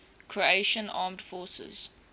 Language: English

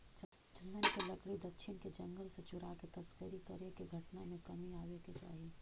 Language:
Magahi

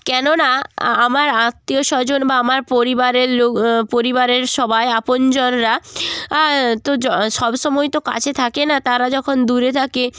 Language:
Bangla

